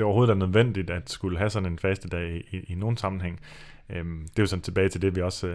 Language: Danish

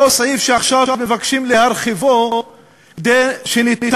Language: Hebrew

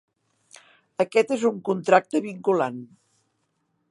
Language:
Catalan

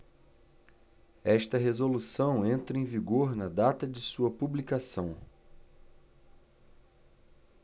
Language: Portuguese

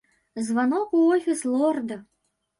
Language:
Belarusian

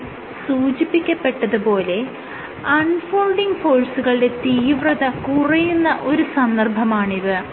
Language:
Malayalam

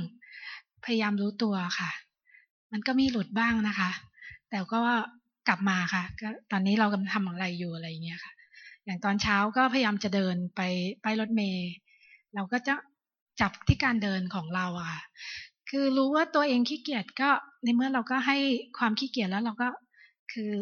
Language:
Thai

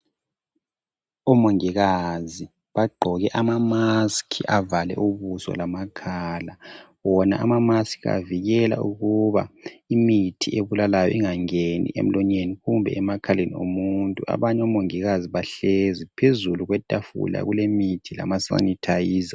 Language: North Ndebele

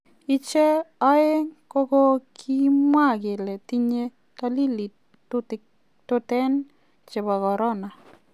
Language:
Kalenjin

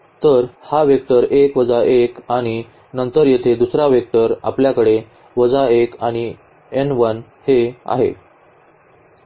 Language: Marathi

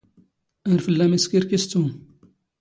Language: Standard Moroccan Tamazight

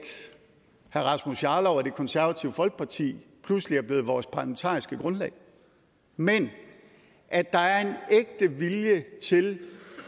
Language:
Danish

